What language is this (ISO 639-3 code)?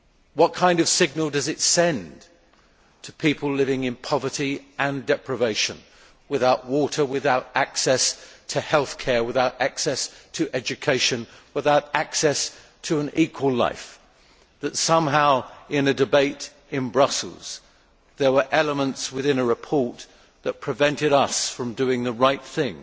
eng